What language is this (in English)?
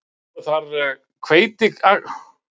Icelandic